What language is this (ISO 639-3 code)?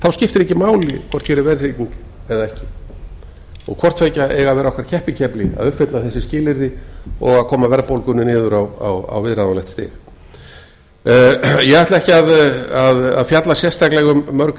isl